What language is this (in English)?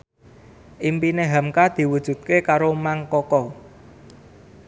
Javanese